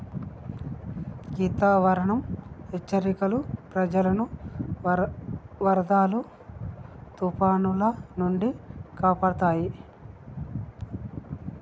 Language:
Telugu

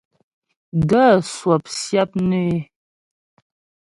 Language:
Ghomala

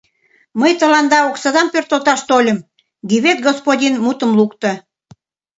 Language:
Mari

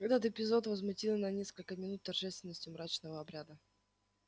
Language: Russian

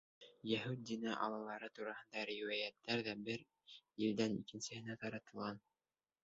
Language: Bashkir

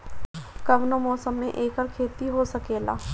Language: Bhojpuri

